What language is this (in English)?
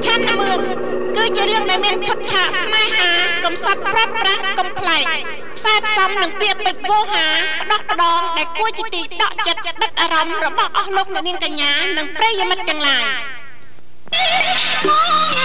Thai